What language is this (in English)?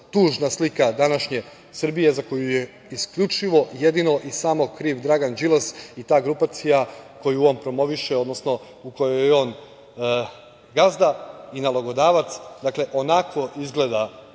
Serbian